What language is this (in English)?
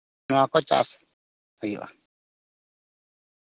Santali